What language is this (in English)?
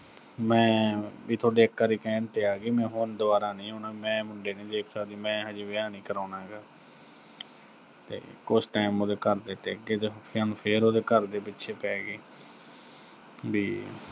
Punjabi